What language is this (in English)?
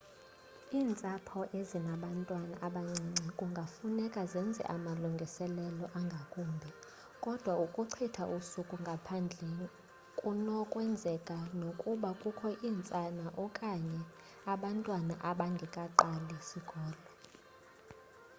Xhosa